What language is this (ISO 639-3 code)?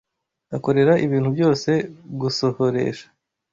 kin